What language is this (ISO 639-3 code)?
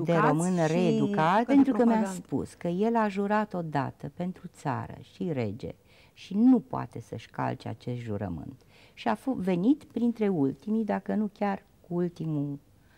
ron